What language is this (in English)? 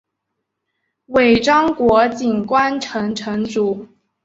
Chinese